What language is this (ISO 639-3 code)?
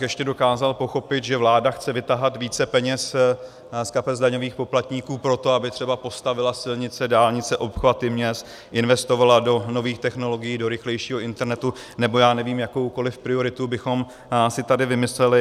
ces